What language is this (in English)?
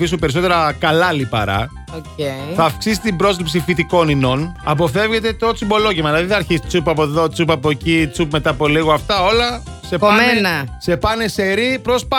Greek